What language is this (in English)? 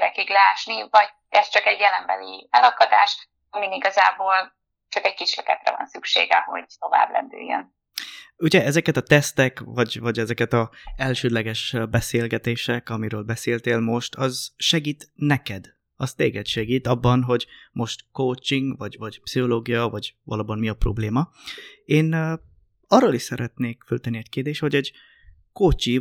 Hungarian